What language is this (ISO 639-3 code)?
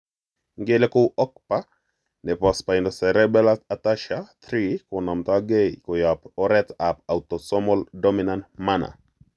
kln